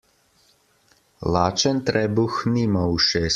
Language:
Slovenian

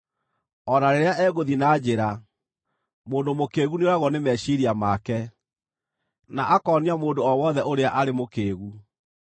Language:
Kikuyu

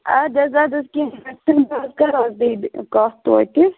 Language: Kashmiri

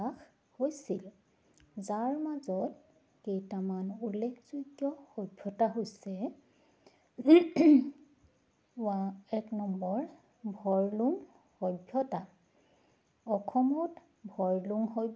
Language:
Assamese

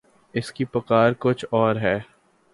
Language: Urdu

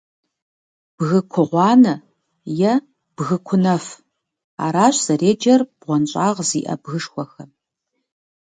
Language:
Kabardian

